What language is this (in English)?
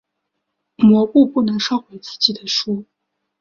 Chinese